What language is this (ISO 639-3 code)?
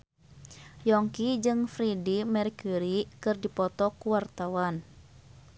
sun